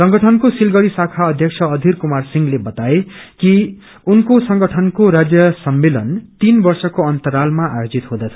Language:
Nepali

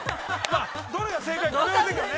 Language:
Japanese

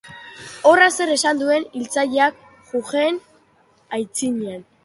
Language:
Basque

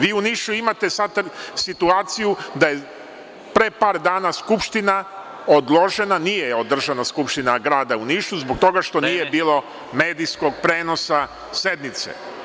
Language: Serbian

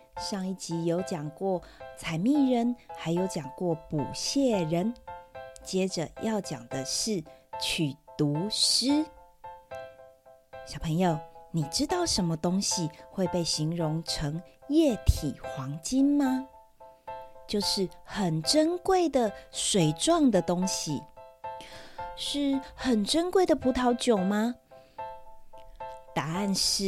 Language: Chinese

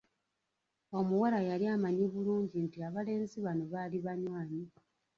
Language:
Ganda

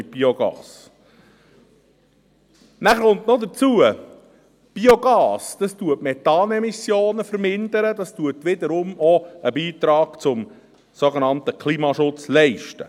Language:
Swiss German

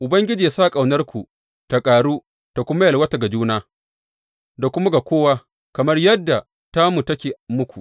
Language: Hausa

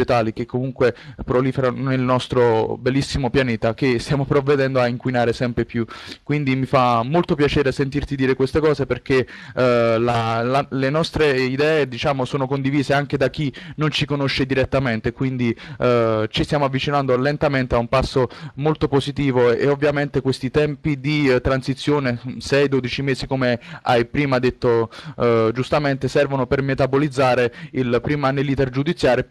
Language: Italian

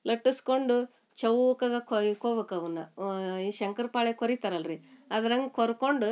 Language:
Kannada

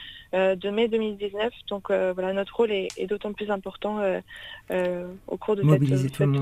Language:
French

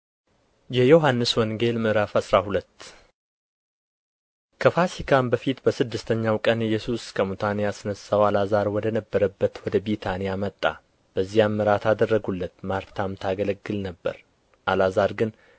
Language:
Amharic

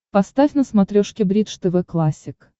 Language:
Russian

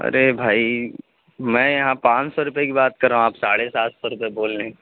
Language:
Urdu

